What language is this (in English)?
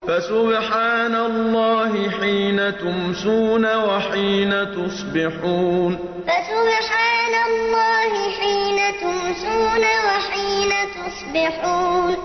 Arabic